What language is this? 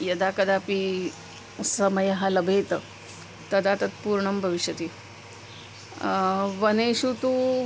Sanskrit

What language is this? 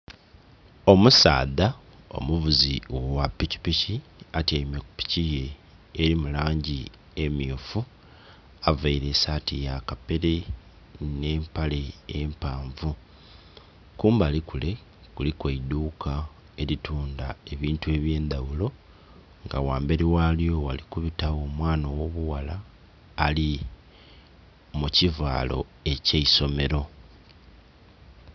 Soga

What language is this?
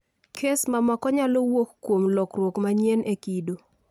Luo (Kenya and Tanzania)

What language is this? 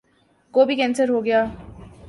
Urdu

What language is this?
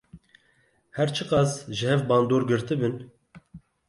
Kurdish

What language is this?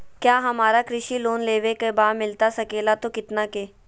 Magahi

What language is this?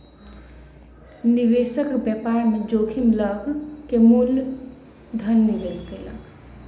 Maithili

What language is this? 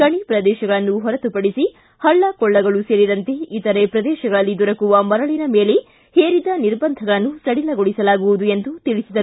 Kannada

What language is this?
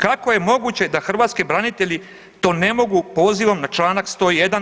Croatian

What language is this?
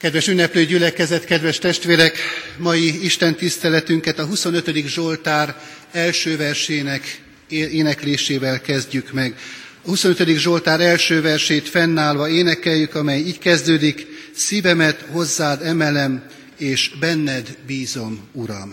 Hungarian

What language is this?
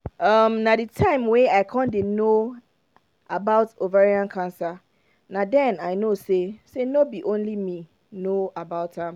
Nigerian Pidgin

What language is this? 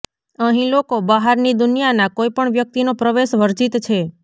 Gujarati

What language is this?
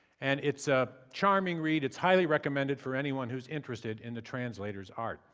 English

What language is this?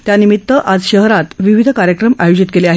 Marathi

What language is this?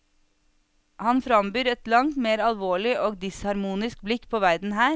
Norwegian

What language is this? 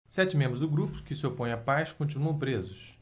Portuguese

